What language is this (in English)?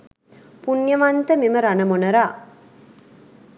Sinhala